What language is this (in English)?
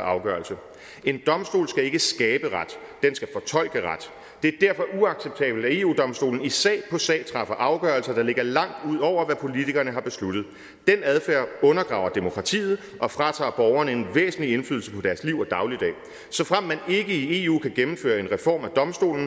Danish